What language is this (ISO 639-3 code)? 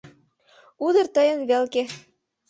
chm